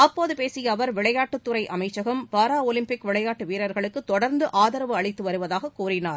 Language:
Tamil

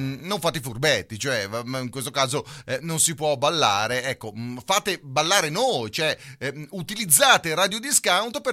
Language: Italian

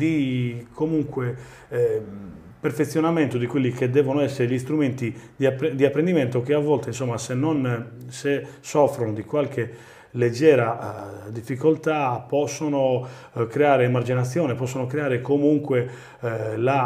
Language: Italian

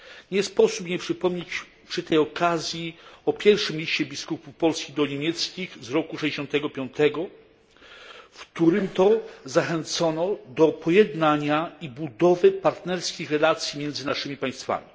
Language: Polish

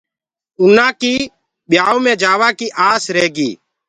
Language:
Gurgula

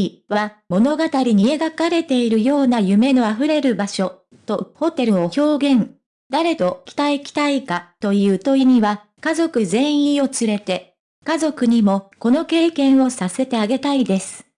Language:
Japanese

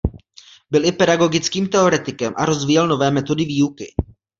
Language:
Czech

